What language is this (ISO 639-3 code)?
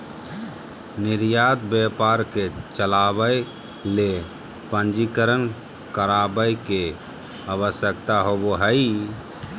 mag